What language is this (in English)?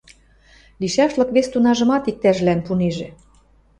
Western Mari